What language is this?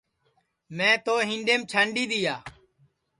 Sansi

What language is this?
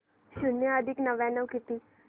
Marathi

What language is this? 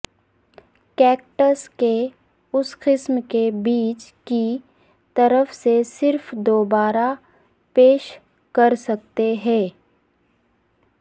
Urdu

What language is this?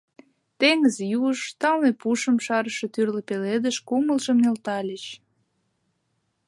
Mari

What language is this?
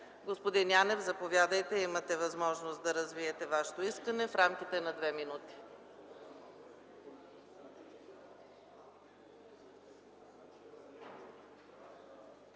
Bulgarian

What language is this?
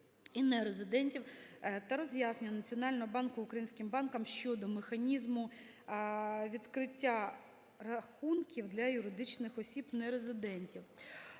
Ukrainian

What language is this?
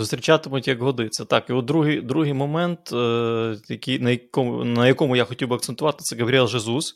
Ukrainian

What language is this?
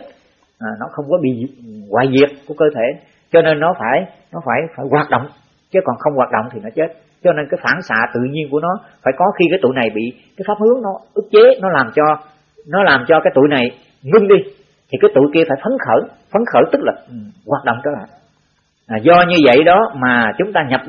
Vietnamese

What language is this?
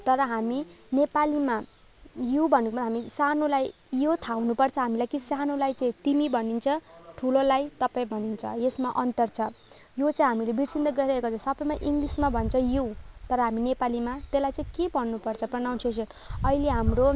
Nepali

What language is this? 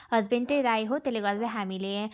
Nepali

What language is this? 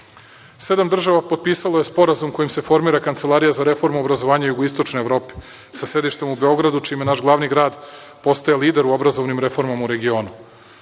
Serbian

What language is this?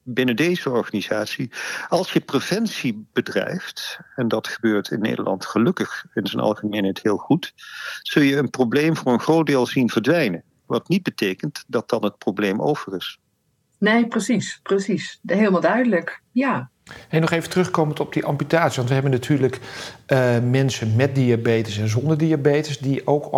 Dutch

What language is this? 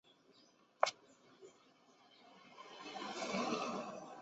Chinese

